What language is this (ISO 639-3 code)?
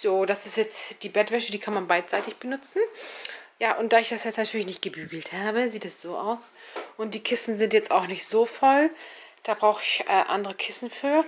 deu